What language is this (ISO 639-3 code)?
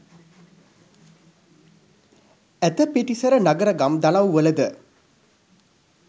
sin